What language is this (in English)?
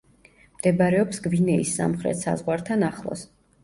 Georgian